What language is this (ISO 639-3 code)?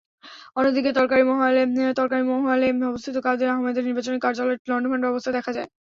ben